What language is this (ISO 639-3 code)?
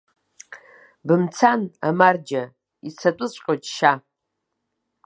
abk